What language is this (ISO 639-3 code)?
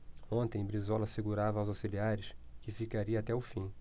por